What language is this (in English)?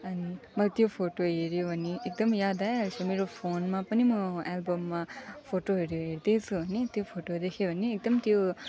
Nepali